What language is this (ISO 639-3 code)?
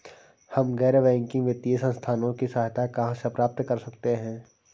hin